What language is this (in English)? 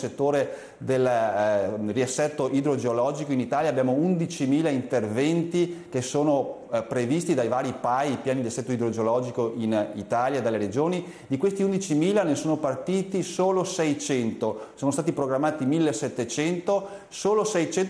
Italian